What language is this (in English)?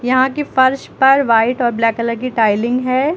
Hindi